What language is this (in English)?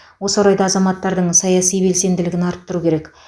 Kazakh